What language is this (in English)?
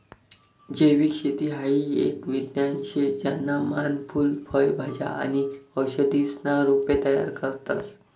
Marathi